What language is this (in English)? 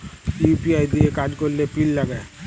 Bangla